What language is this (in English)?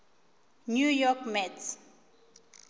Northern Sotho